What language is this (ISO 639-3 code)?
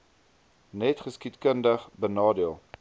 afr